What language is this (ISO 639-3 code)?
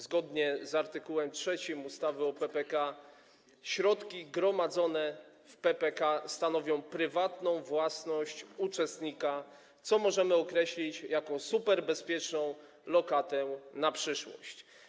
pol